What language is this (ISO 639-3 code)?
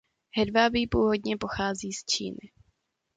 ces